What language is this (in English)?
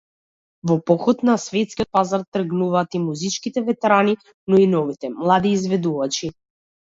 Macedonian